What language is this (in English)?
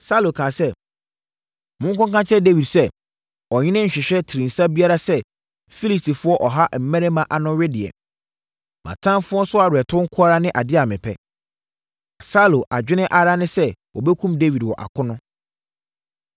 Akan